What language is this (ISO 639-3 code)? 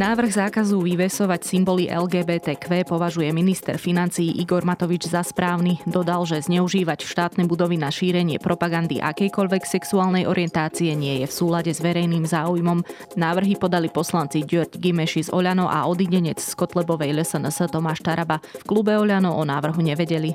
slk